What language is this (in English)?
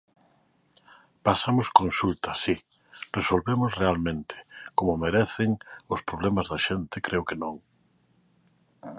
Galician